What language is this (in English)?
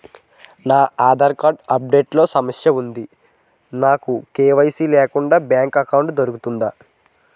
Telugu